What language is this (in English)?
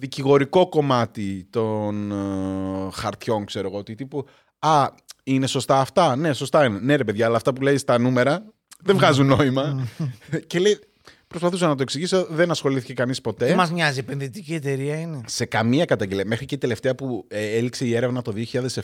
Greek